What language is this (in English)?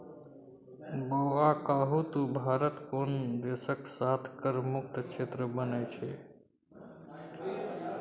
Maithili